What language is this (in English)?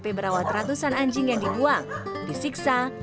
Indonesian